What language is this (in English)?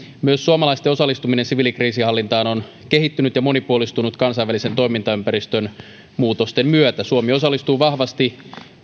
Finnish